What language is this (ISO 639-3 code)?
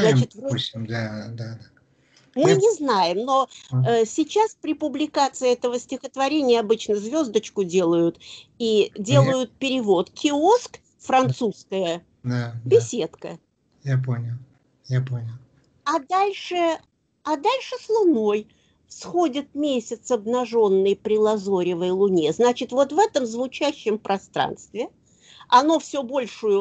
rus